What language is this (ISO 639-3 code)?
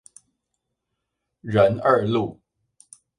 zho